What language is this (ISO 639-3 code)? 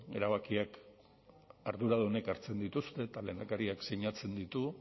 eus